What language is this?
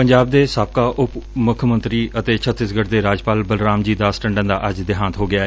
Punjabi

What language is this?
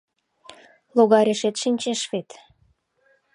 Mari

